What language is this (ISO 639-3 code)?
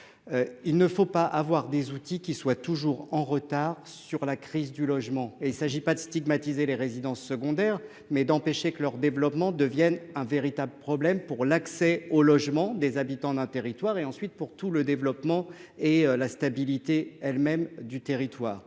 fra